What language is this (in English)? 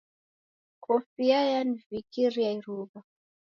Taita